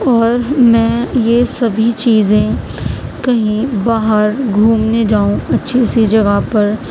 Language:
Urdu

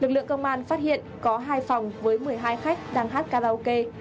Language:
Vietnamese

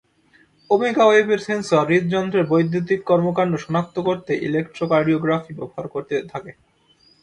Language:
Bangla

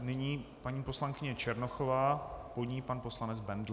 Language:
Czech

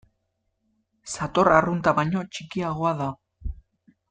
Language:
Basque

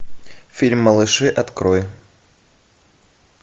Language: Russian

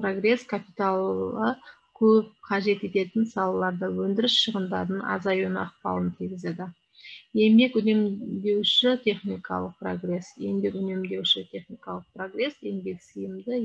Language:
Turkish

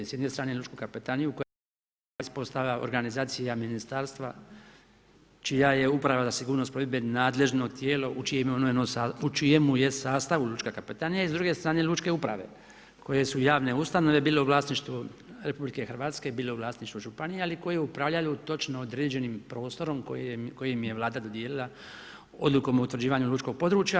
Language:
Croatian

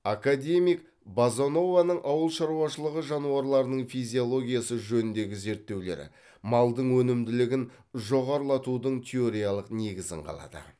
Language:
Kazakh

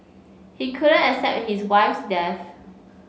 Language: English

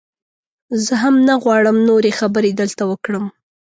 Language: Pashto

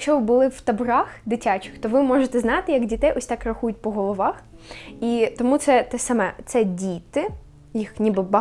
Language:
Ukrainian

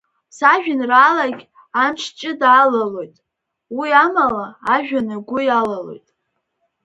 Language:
Abkhazian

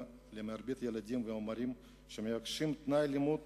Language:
Hebrew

